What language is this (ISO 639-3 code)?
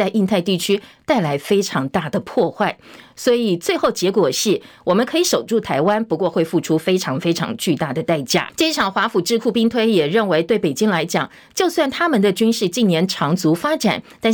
zho